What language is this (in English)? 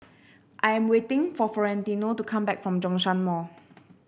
English